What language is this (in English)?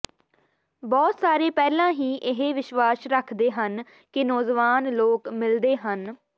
Punjabi